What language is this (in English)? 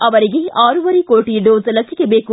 Kannada